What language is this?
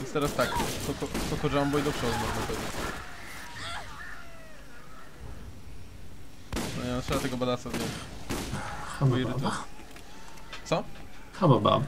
Polish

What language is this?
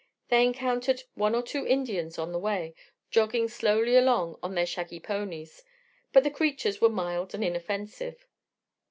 English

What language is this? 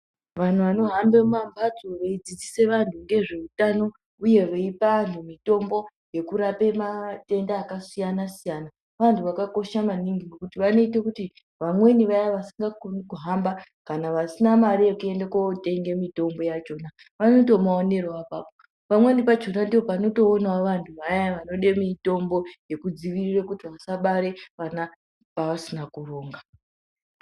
Ndau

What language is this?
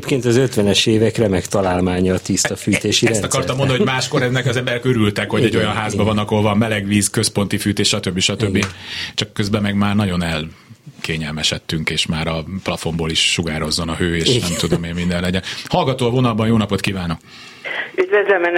Hungarian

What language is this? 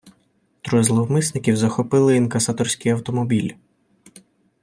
Ukrainian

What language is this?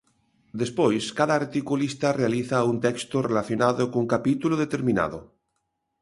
Galician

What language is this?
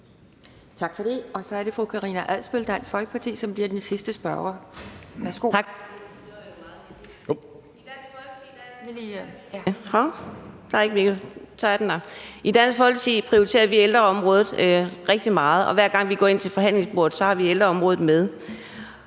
Danish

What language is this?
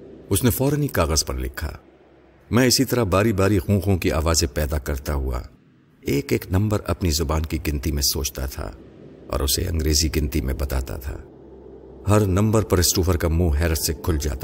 Urdu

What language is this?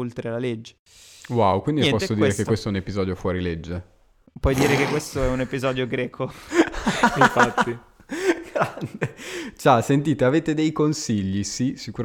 Italian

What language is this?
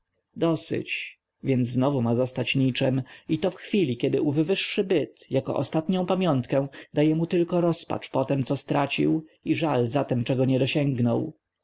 Polish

